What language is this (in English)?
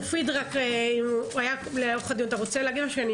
Hebrew